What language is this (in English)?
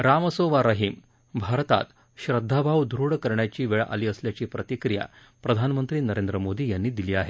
Marathi